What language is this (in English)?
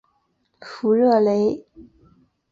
Chinese